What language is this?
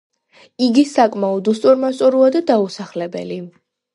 Georgian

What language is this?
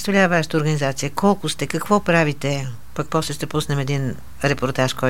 Bulgarian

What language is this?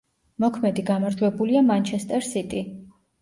Georgian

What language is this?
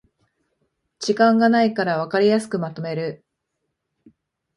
Japanese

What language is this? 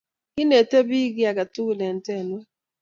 Kalenjin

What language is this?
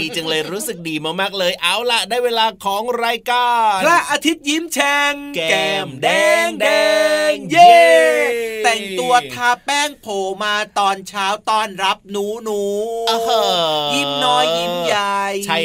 Thai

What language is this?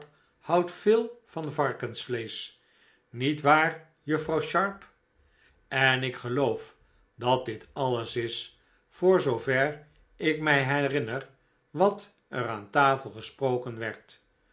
Dutch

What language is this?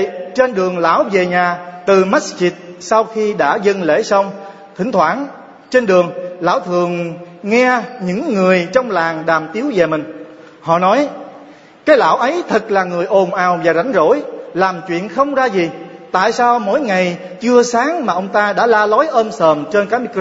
Vietnamese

